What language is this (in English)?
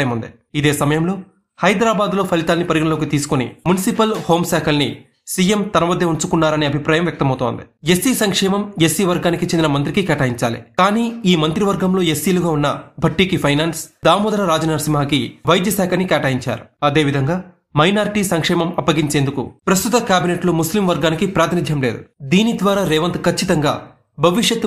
Hindi